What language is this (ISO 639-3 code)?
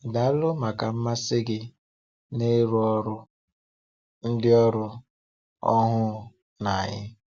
ibo